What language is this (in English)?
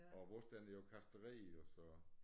Danish